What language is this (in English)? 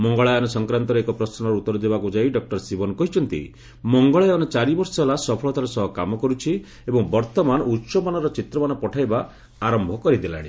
Odia